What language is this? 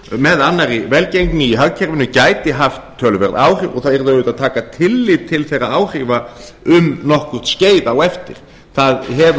Icelandic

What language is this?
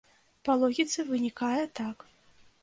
Belarusian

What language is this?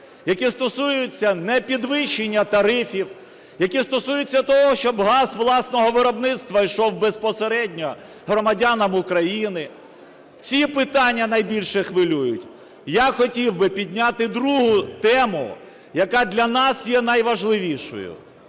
Ukrainian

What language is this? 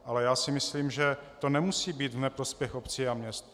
Czech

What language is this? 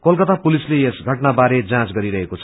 Nepali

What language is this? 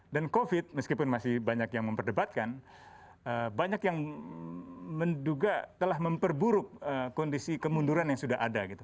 Indonesian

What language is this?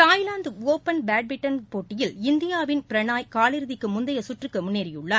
Tamil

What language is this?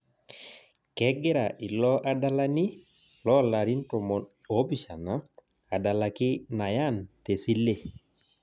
Masai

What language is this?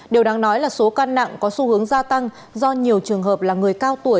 Vietnamese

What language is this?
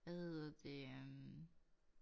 Danish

